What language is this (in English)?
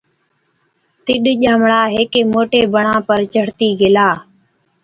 Od